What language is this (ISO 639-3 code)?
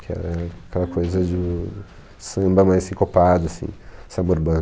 por